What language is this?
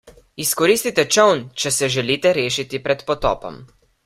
Slovenian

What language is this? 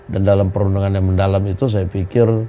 Indonesian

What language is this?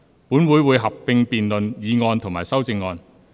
Cantonese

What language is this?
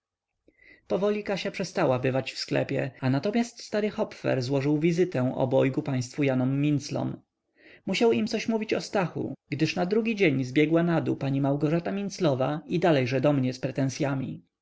Polish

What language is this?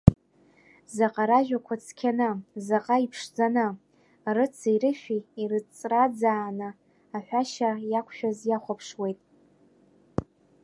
Abkhazian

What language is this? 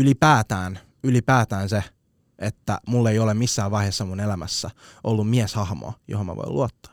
Finnish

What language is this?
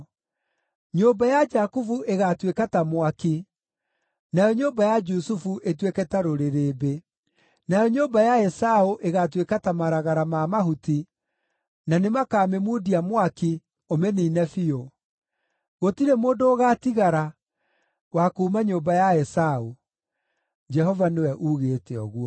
Kikuyu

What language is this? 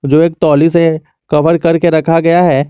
Hindi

